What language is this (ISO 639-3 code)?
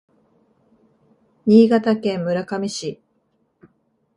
jpn